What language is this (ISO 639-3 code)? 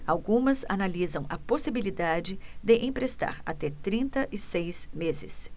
por